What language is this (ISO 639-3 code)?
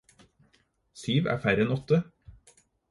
nob